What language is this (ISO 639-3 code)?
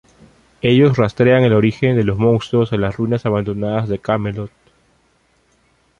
spa